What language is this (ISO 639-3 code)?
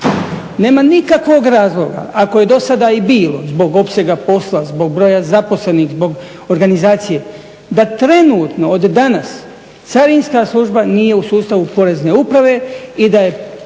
hrv